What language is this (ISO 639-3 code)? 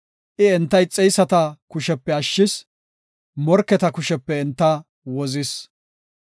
gof